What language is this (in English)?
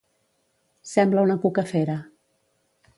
Catalan